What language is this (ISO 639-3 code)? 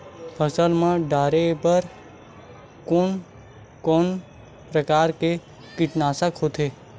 hne